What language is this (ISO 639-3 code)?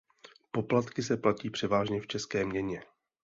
ces